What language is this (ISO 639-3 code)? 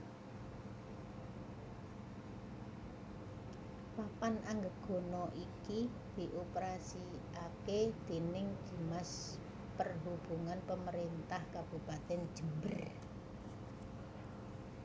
jav